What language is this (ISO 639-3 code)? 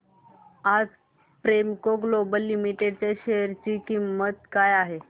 mar